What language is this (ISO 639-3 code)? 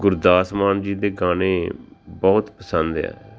pan